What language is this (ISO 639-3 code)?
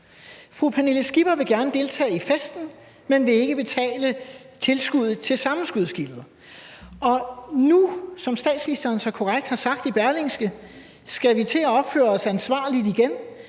dan